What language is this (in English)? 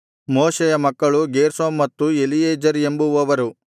Kannada